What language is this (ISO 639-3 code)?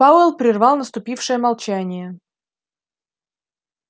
rus